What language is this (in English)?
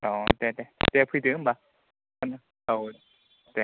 Bodo